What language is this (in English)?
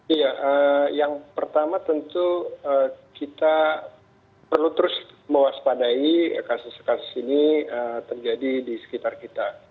Indonesian